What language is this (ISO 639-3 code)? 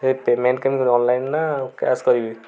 ori